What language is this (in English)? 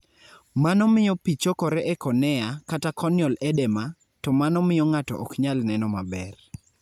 Luo (Kenya and Tanzania)